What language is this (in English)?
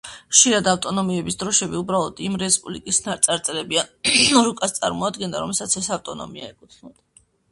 Georgian